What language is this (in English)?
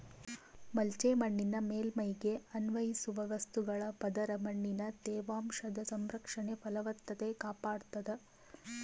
Kannada